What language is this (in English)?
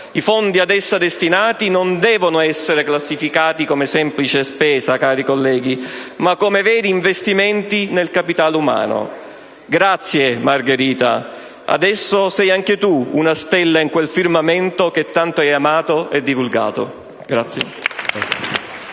Italian